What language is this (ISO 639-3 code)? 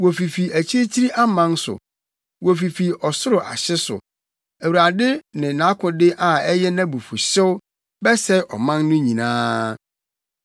aka